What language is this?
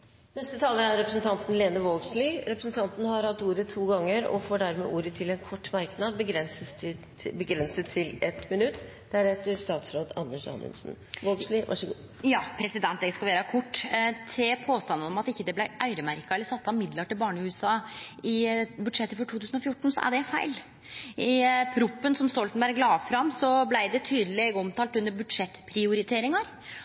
Norwegian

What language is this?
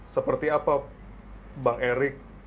Indonesian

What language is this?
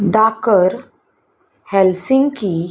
Konkani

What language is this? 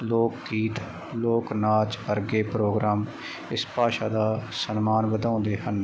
Punjabi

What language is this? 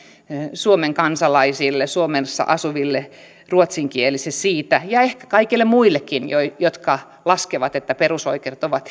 Finnish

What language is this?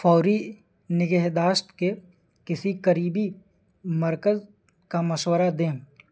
Urdu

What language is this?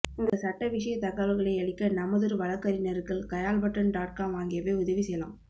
Tamil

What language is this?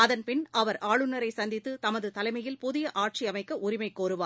Tamil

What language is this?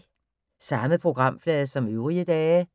Danish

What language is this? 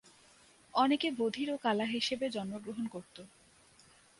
Bangla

